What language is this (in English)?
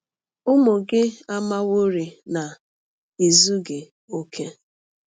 Igbo